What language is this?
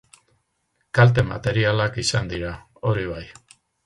Basque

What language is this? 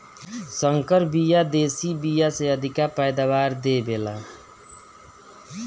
Bhojpuri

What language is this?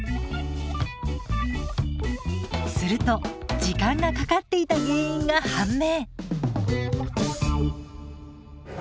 Japanese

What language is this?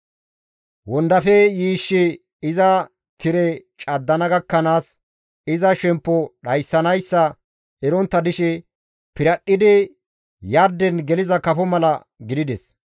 Gamo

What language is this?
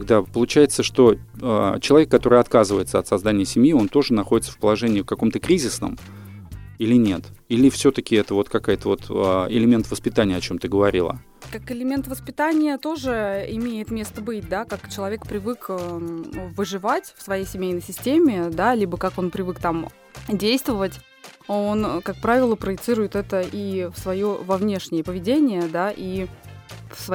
Russian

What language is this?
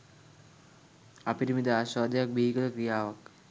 Sinhala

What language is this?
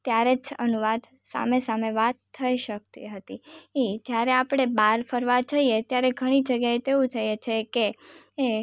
Gujarati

